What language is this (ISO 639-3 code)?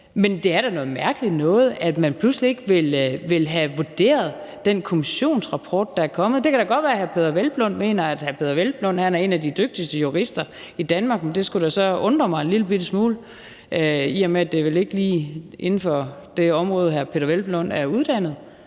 dan